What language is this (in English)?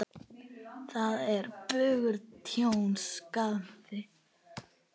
Icelandic